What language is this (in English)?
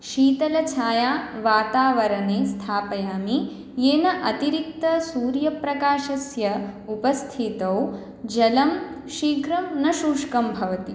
Sanskrit